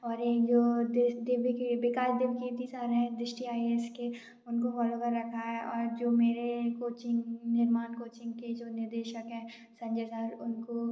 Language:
Hindi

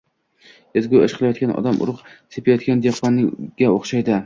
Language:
Uzbek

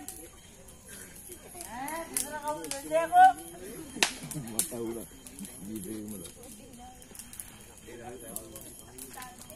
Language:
Arabic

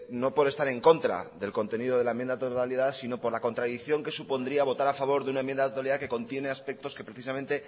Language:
Spanish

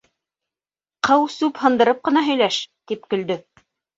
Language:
Bashkir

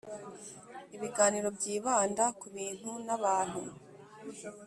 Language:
Kinyarwanda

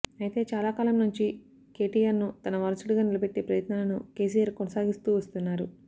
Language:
Telugu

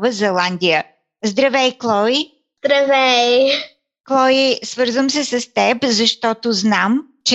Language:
Bulgarian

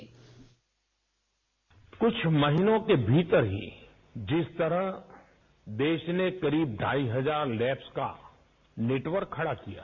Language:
Hindi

